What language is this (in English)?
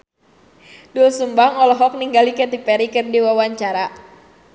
Sundanese